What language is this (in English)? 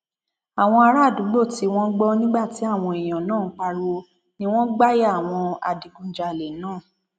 Yoruba